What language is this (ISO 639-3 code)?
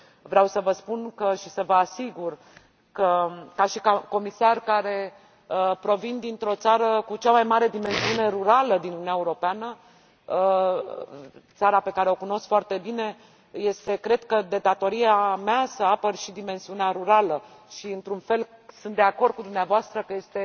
ron